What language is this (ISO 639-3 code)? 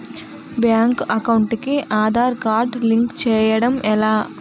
tel